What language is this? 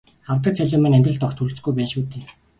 Mongolian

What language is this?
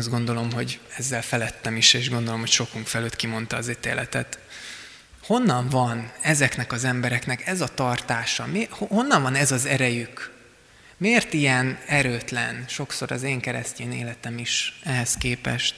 Hungarian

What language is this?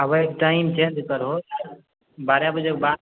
Maithili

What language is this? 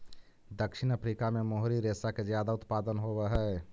Magahi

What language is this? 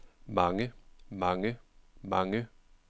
Danish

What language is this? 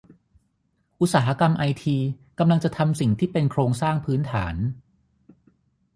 Thai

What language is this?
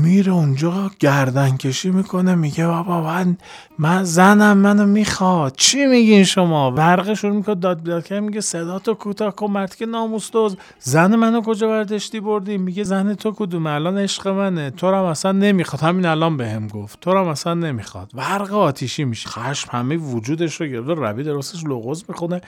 Persian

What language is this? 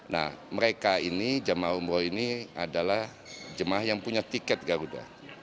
Indonesian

